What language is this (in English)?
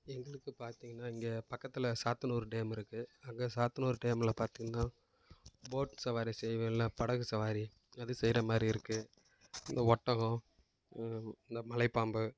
Tamil